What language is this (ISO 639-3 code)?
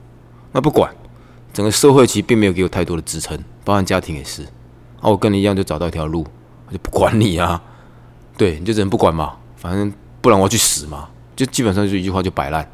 zho